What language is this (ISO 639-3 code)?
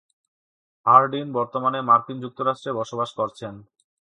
ben